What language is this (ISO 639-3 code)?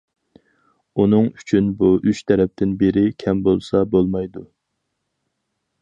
uig